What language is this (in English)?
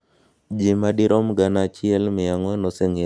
Luo (Kenya and Tanzania)